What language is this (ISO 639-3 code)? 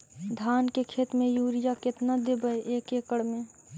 mag